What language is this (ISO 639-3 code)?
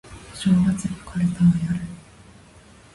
jpn